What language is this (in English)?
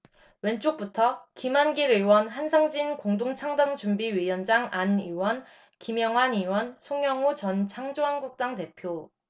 Korean